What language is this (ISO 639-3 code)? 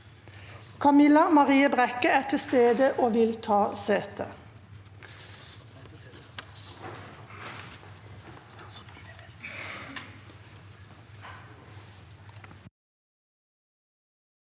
nor